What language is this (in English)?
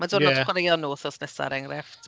Welsh